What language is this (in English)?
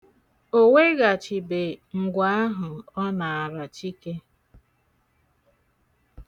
Igbo